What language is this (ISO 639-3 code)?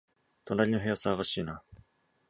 jpn